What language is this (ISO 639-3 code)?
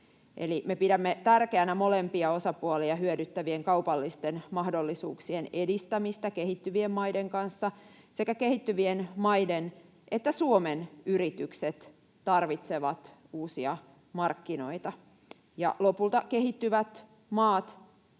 fin